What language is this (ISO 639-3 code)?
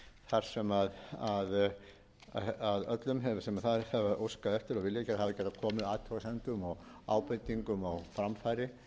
isl